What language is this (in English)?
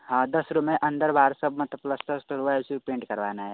Hindi